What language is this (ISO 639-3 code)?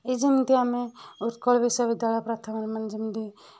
ori